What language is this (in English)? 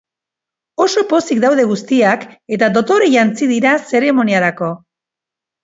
Basque